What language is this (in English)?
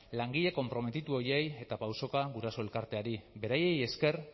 Basque